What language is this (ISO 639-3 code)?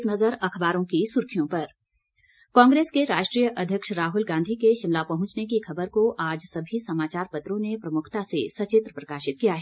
hin